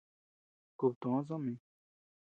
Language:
Tepeuxila Cuicatec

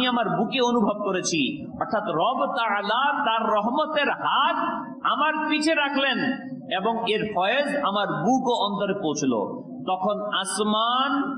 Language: Arabic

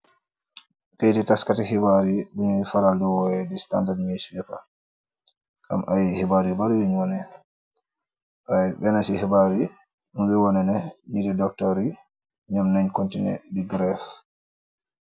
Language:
Wolof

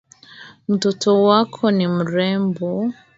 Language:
Swahili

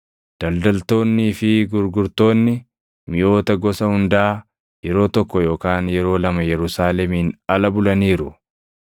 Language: Oromo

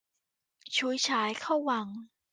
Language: Thai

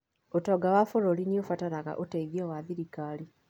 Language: Kikuyu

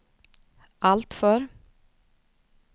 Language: Swedish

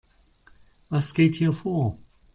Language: German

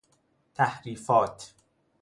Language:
Persian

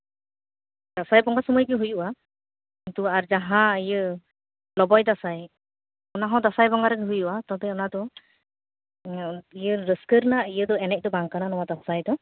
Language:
Santali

